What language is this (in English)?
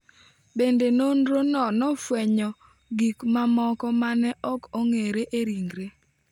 Luo (Kenya and Tanzania)